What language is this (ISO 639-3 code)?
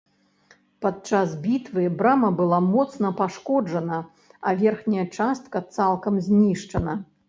bel